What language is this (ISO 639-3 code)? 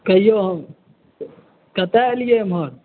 mai